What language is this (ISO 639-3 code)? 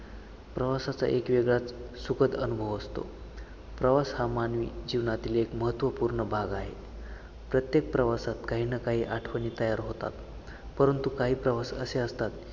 mar